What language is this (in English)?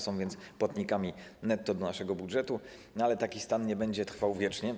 Polish